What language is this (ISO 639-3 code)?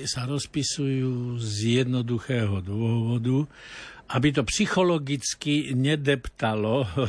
slk